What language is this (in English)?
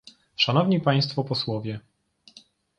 Polish